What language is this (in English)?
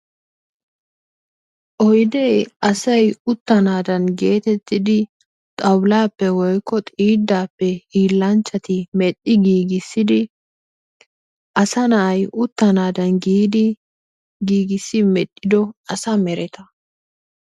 Wolaytta